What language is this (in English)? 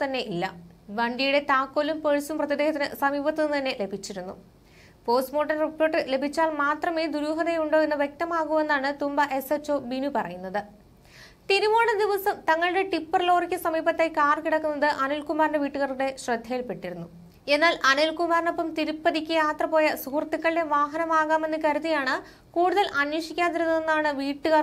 Malayalam